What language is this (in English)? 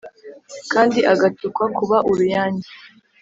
Kinyarwanda